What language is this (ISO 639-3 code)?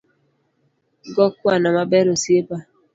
luo